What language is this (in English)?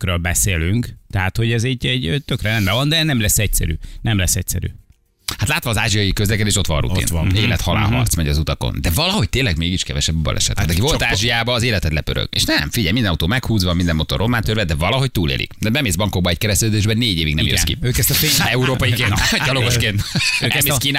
Hungarian